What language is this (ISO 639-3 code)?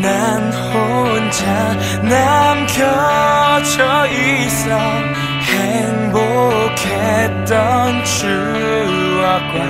kor